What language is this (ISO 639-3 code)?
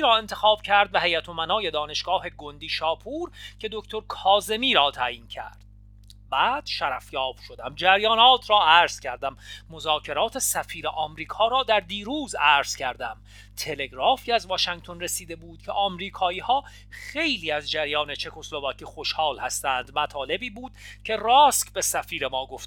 fas